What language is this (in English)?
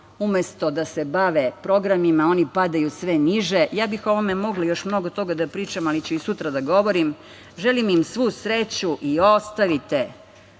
Serbian